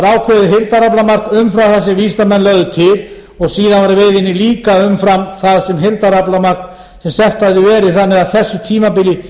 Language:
Icelandic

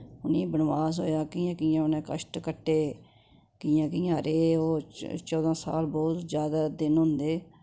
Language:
Dogri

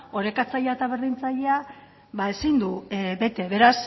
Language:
Basque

